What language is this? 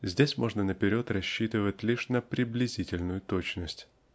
Russian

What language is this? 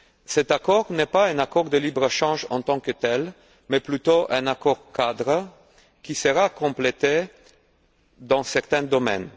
French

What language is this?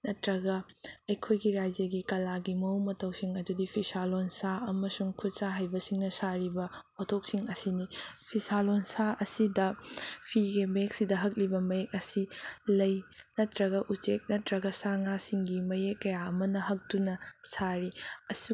Manipuri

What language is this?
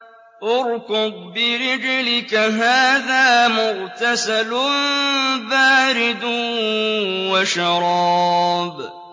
Arabic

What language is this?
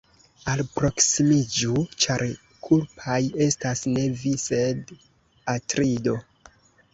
Esperanto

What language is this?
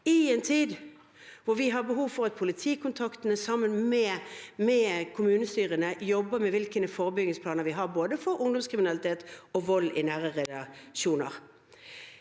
Norwegian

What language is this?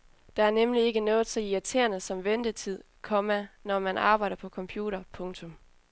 Danish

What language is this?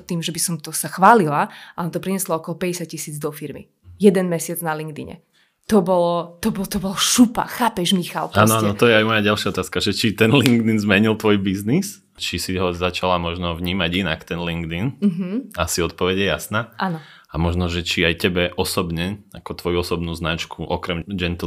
Slovak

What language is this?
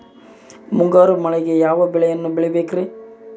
Kannada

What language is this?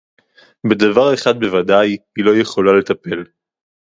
Hebrew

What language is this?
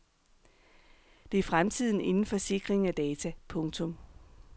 Danish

